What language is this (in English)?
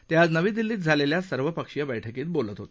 Marathi